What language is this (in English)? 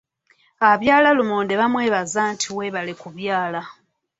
Ganda